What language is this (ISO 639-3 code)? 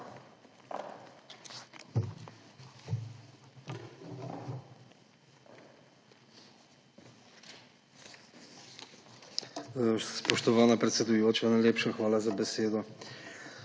slv